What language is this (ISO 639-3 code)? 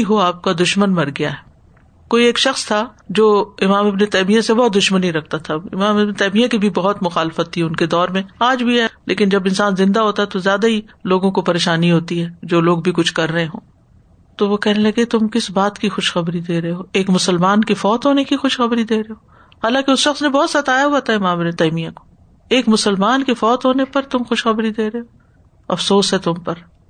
urd